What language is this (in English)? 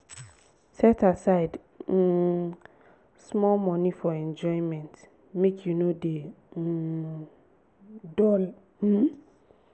Nigerian Pidgin